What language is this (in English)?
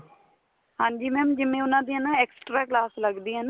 Punjabi